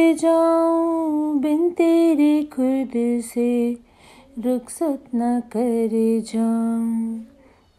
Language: Hindi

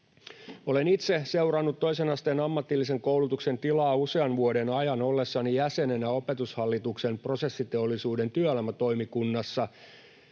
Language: Finnish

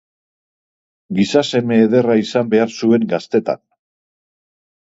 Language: Basque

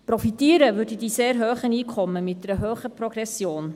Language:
Swiss German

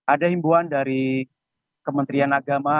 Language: Indonesian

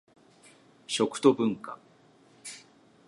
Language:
Japanese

